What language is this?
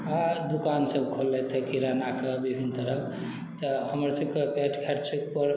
Maithili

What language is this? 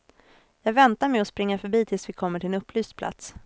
Swedish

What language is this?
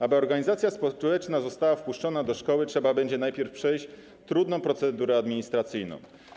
Polish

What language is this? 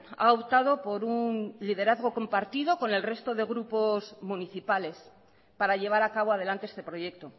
Spanish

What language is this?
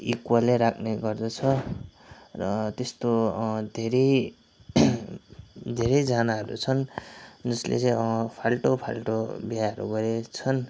Nepali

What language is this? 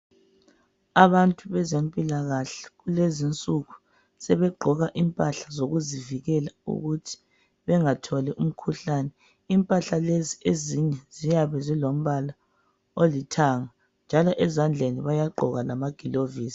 North Ndebele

